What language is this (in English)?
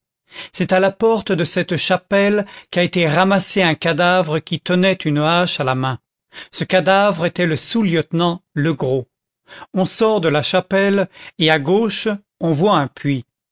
French